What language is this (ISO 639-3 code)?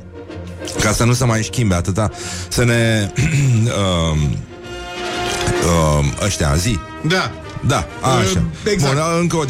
ron